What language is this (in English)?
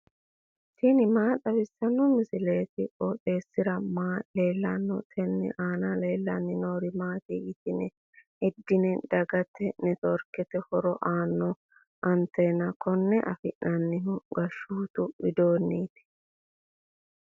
Sidamo